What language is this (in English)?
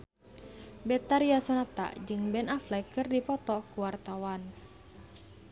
Sundanese